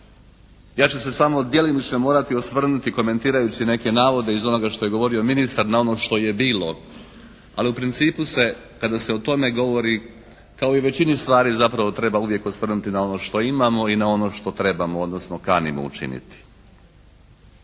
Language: Croatian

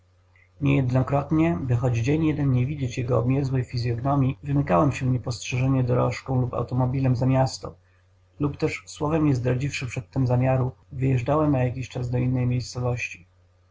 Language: Polish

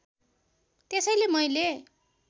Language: Nepali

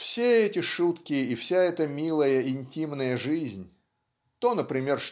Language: Russian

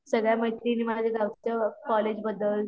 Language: Marathi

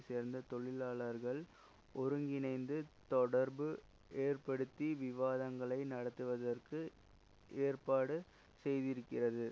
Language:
Tamil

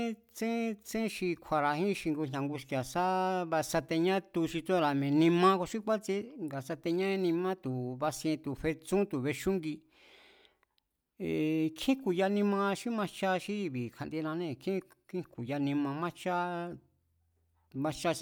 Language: Mazatlán Mazatec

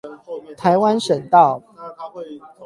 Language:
Chinese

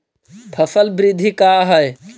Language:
Magahi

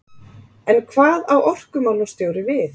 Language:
Icelandic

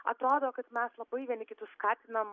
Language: Lithuanian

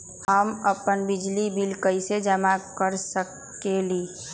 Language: Magahi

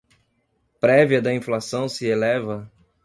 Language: Portuguese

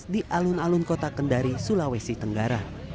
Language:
Indonesian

